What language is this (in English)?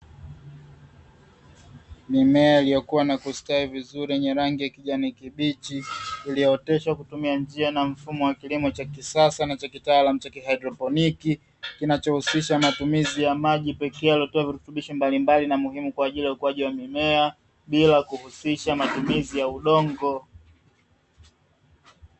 Swahili